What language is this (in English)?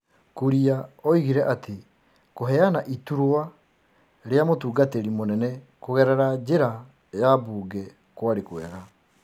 Kikuyu